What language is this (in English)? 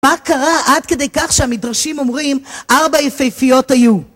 Hebrew